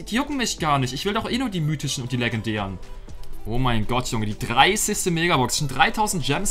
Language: German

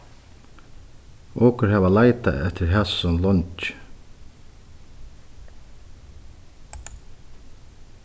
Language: Faroese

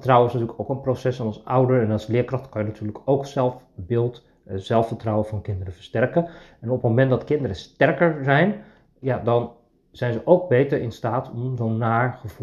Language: Dutch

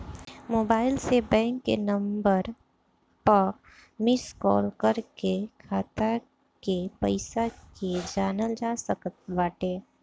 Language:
Bhojpuri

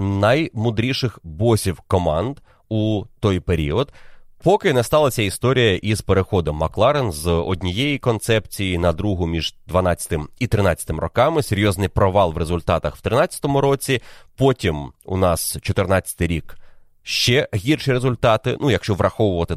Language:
Ukrainian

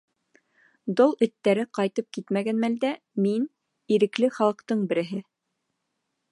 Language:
Bashkir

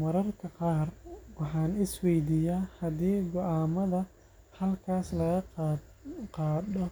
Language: Somali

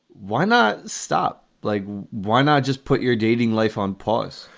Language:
English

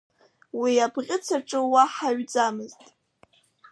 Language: Abkhazian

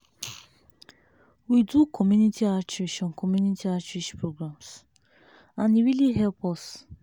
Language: Nigerian Pidgin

